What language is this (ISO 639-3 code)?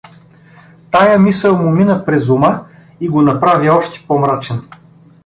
bul